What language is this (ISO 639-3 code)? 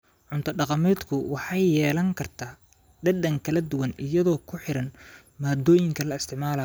som